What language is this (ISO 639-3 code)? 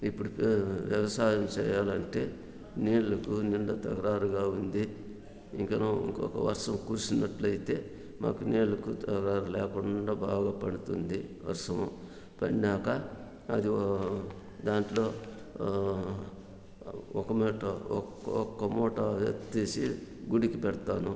tel